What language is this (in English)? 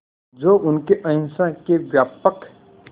Hindi